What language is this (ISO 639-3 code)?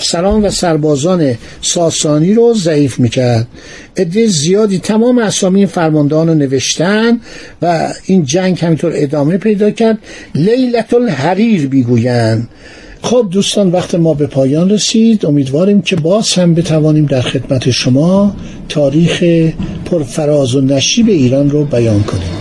fas